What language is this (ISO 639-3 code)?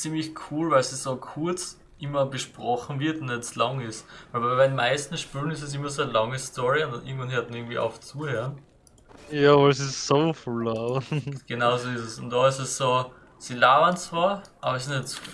deu